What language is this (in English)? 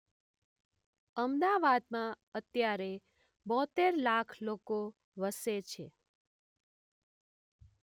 Gujarati